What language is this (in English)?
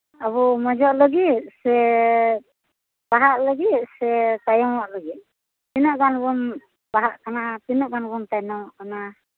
Santali